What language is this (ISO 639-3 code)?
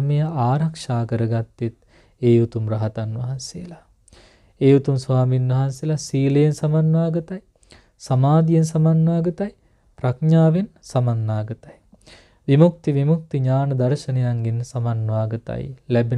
hin